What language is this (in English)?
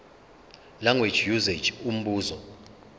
Zulu